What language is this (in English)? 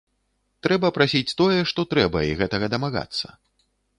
Belarusian